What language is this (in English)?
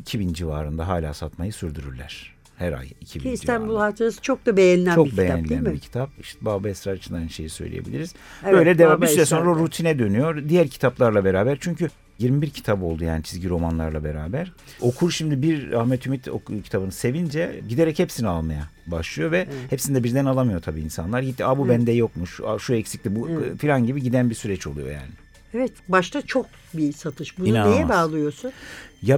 Turkish